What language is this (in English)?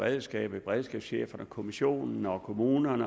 Danish